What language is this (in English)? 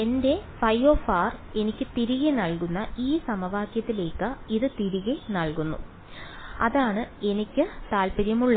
Malayalam